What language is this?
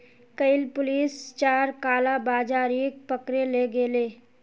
Magahi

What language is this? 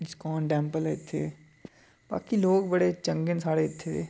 Dogri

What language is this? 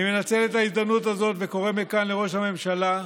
Hebrew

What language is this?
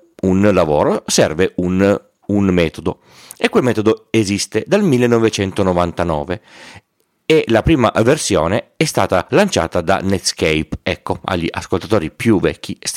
Italian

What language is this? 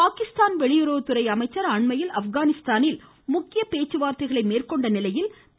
Tamil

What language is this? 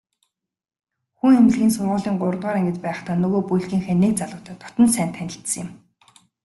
Mongolian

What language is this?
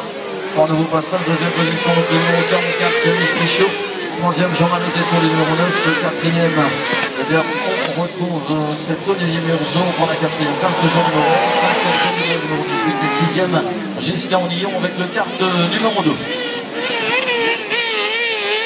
French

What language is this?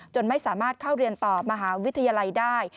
Thai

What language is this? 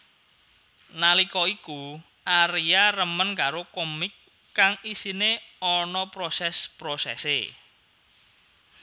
Javanese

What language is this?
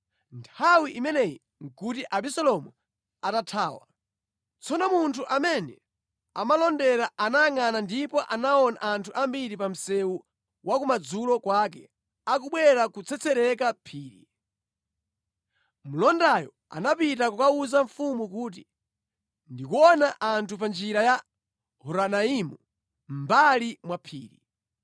Nyanja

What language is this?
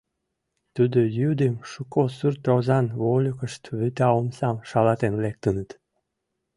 Mari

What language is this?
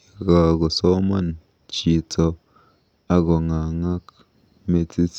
Kalenjin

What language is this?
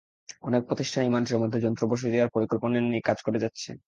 Bangla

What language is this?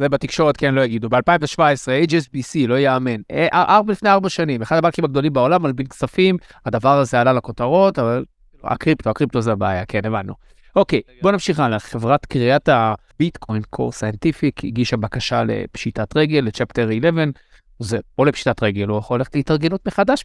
Hebrew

